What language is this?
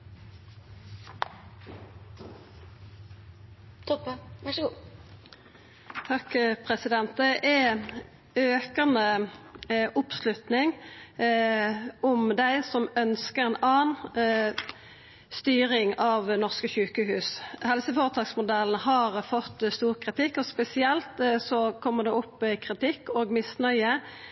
Norwegian Nynorsk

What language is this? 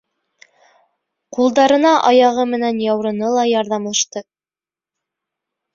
Bashkir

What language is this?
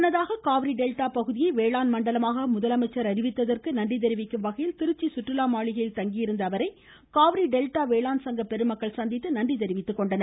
Tamil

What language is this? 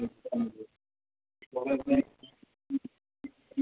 Hindi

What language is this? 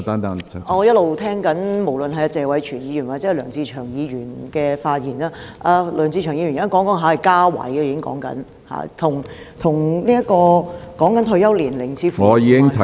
Cantonese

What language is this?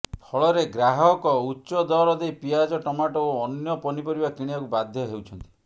Odia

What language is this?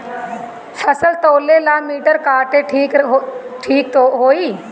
Bhojpuri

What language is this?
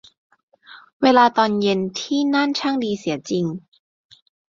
Thai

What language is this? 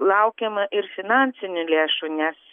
Lithuanian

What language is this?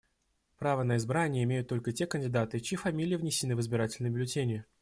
Russian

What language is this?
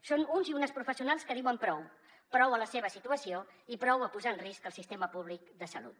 Catalan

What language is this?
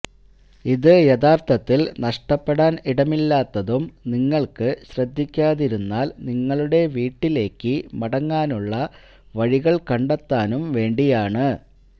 Malayalam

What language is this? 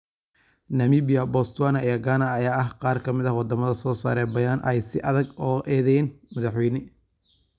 Somali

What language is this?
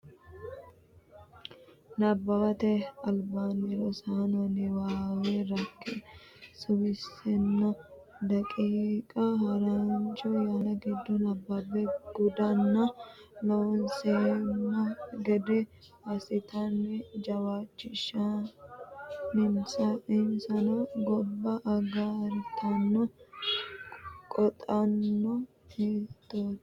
Sidamo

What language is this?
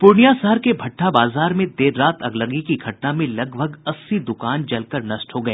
Hindi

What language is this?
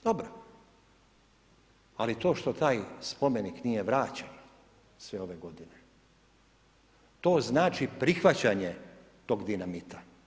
Croatian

